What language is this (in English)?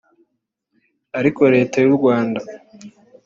Kinyarwanda